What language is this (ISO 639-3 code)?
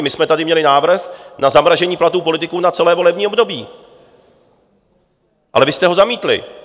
ces